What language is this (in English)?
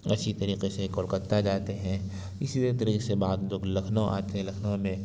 Urdu